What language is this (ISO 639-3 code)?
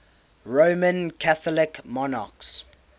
eng